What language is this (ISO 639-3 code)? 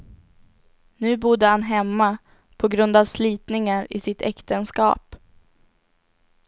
swe